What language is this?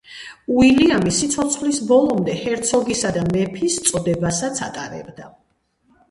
Georgian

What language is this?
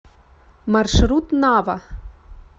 Russian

